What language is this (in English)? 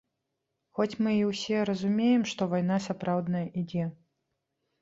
Belarusian